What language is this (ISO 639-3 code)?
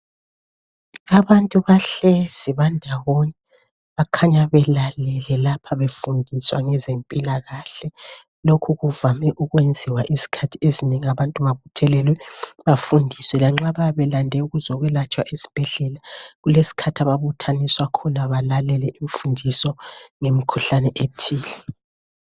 nde